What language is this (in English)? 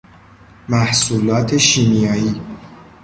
Persian